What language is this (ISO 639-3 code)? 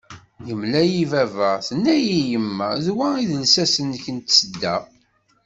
kab